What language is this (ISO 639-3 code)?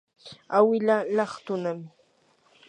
qur